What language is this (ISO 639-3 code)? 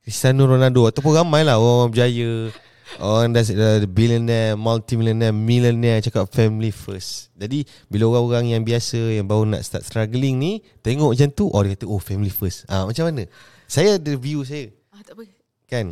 msa